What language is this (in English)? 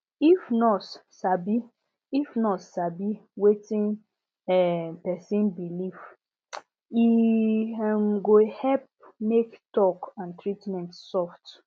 Nigerian Pidgin